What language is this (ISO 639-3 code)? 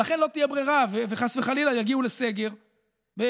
heb